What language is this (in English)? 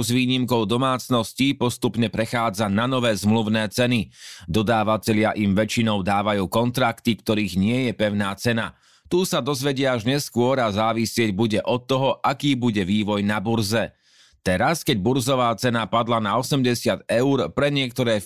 Slovak